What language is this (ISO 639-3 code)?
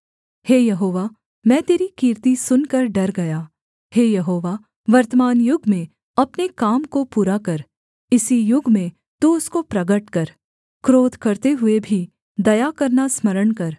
hin